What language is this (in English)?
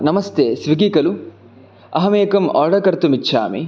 Sanskrit